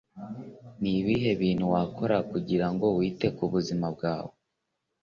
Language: Kinyarwanda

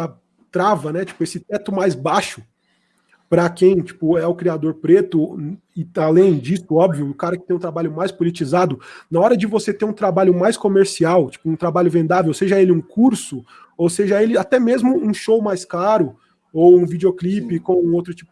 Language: Portuguese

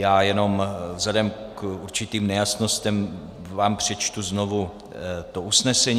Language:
Czech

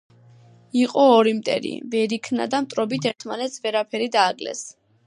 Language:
Georgian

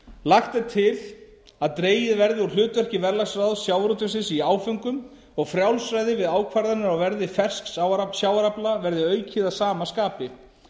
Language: Icelandic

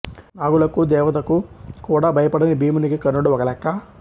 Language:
Telugu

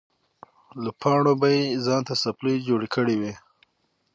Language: Pashto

